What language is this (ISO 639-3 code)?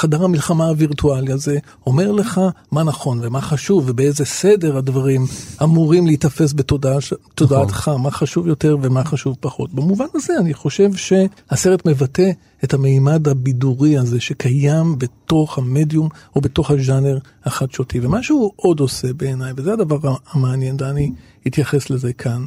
heb